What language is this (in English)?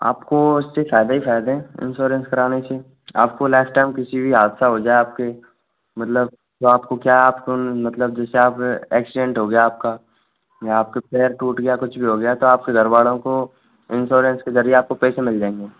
Hindi